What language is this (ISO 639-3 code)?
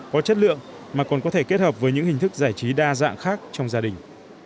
vie